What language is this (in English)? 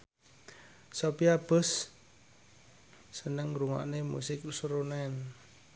Javanese